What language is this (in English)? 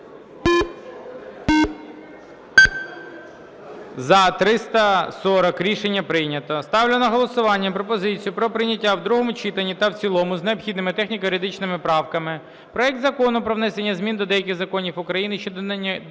Ukrainian